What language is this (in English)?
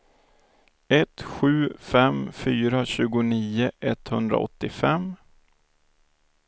Swedish